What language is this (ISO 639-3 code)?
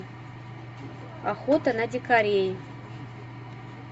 rus